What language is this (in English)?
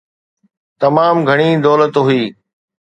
Sindhi